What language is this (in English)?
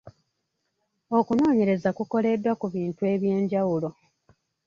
Ganda